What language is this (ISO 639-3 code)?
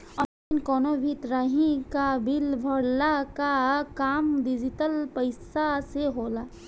bho